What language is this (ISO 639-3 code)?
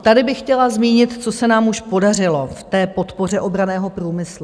ces